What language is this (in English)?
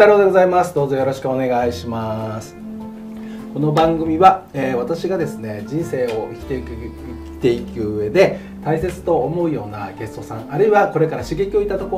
Japanese